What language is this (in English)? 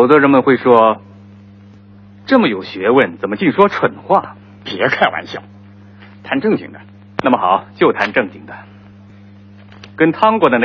Chinese